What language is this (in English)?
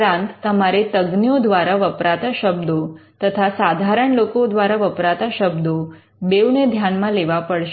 Gujarati